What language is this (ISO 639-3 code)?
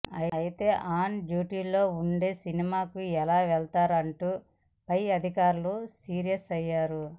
tel